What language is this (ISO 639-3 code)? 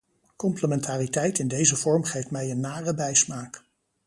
nld